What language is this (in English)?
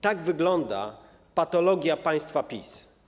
Polish